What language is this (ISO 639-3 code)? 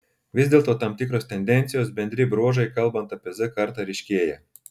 lit